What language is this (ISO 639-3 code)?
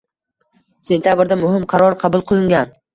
uzb